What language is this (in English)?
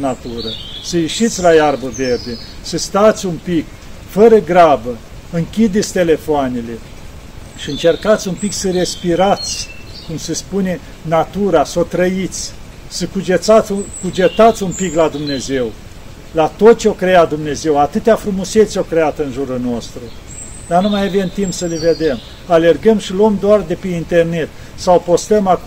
Romanian